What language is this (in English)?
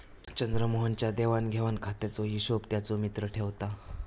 Marathi